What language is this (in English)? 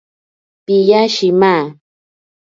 Ashéninka Perené